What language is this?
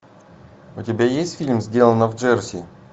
Russian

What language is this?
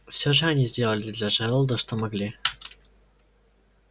Russian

